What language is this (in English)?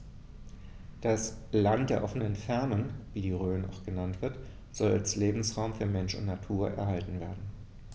German